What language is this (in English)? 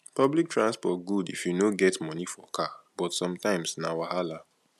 Nigerian Pidgin